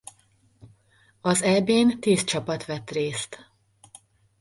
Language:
Hungarian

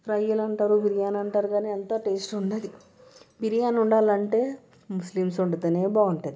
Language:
Telugu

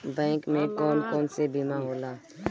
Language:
Bhojpuri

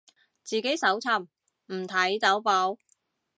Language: Cantonese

